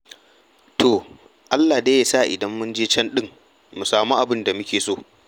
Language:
Hausa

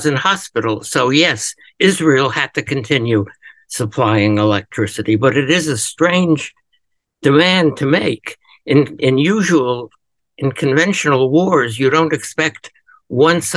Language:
English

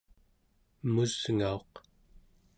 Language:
Central Yupik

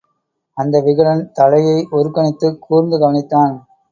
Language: Tamil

